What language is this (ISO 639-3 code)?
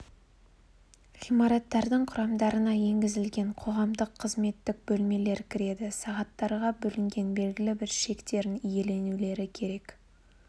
kaz